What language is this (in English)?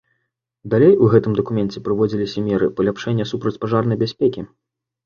Belarusian